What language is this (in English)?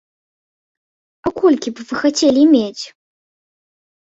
Belarusian